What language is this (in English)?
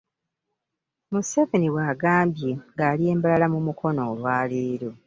Ganda